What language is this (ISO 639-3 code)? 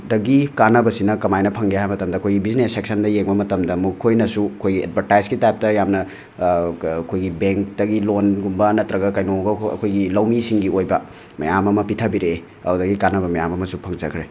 mni